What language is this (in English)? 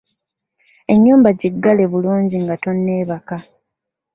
Ganda